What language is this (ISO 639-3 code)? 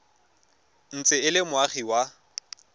tsn